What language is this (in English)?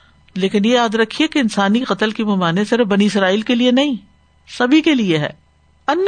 Urdu